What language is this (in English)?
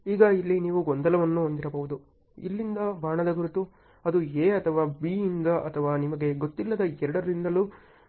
Kannada